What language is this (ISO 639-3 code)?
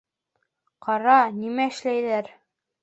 bak